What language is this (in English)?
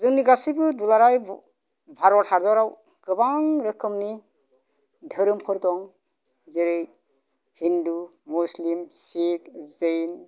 Bodo